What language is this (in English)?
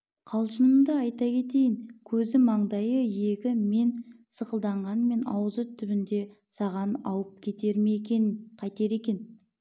Kazakh